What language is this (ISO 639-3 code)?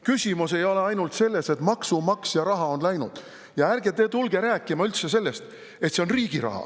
est